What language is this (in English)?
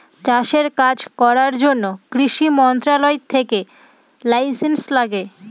Bangla